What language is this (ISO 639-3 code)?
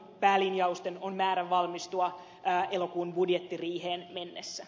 fin